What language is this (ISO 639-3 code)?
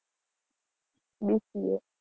guj